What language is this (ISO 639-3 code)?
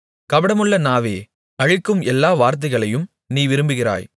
tam